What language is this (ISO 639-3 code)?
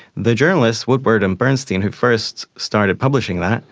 eng